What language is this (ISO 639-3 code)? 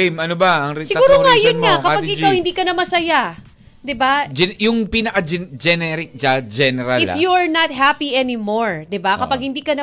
fil